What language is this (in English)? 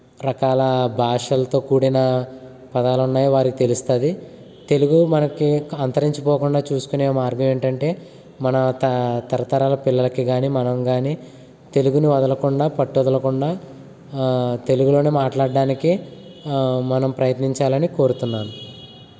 Telugu